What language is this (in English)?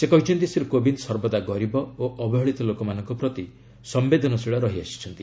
Odia